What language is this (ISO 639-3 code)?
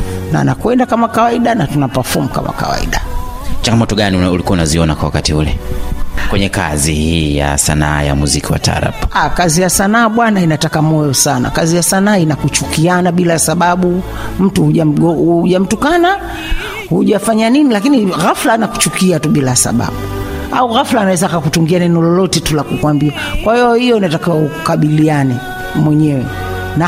swa